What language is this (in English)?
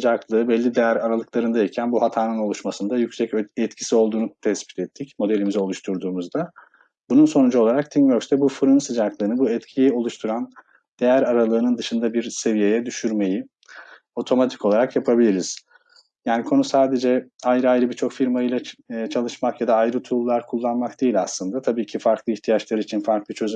Turkish